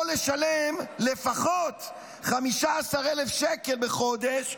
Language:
Hebrew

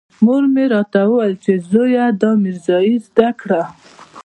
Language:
Pashto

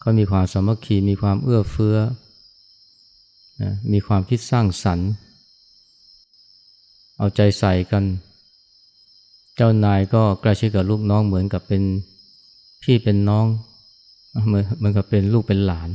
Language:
Thai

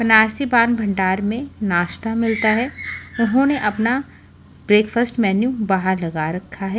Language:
Hindi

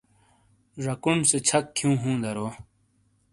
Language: Shina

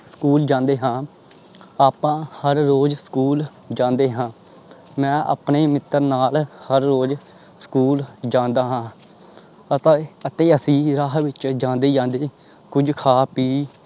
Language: Punjabi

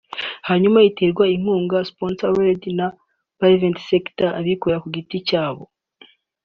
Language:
Kinyarwanda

